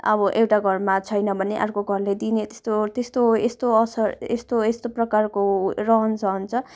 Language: Nepali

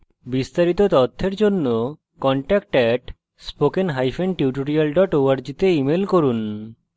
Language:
Bangla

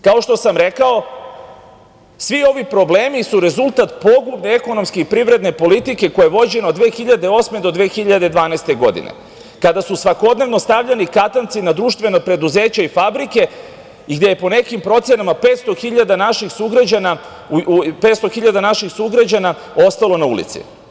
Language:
Serbian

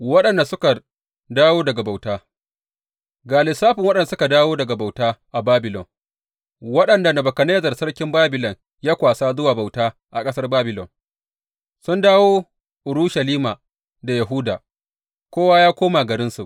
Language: Hausa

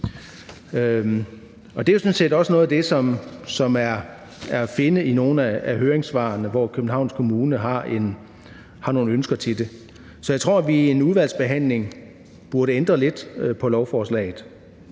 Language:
Danish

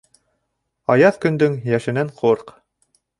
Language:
Bashkir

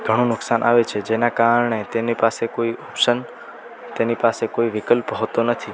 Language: Gujarati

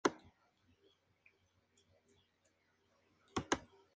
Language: Spanish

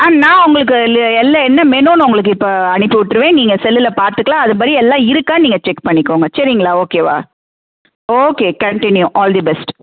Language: Tamil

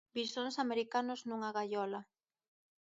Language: Galician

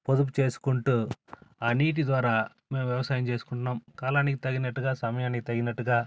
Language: Telugu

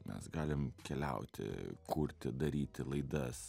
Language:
Lithuanian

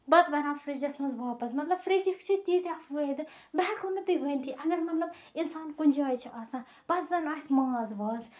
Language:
Kashmiri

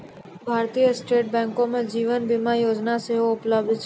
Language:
Maithili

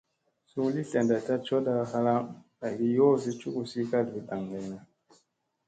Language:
Musey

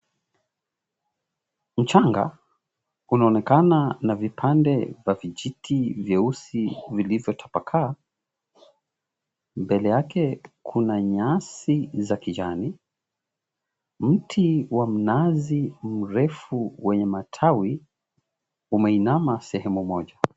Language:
Swahili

